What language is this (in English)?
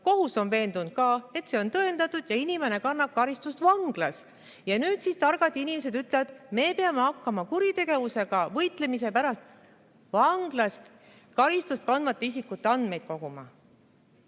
Estonian